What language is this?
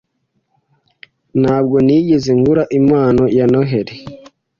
Kinyarwanda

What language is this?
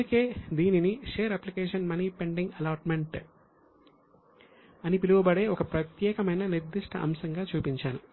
Telugu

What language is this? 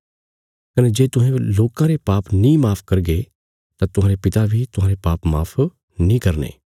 Bilaspuri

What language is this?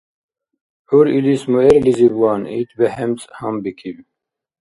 Dargwa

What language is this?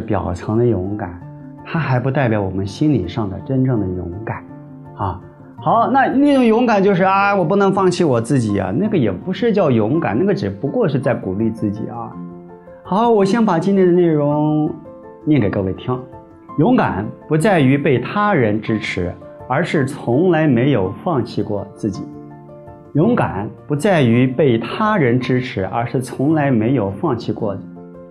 Chinese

